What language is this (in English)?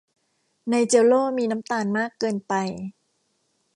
Thai